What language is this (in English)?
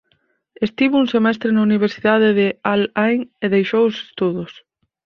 Galician